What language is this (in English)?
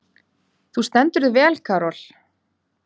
Icelandic